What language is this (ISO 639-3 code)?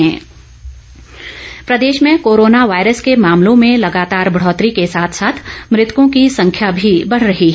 hin